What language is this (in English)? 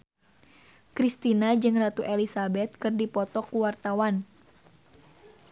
Sundanese